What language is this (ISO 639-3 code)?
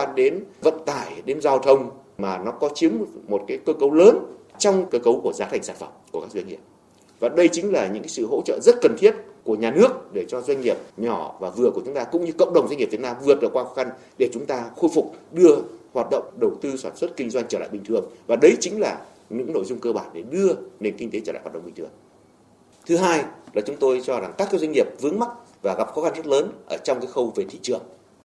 vie